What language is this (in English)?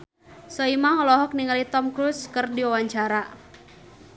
Sundanese